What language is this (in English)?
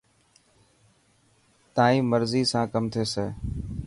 Dhatki